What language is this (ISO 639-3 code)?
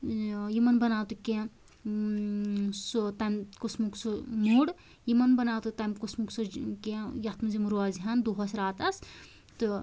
kas